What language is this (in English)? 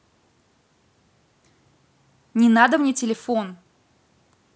Russian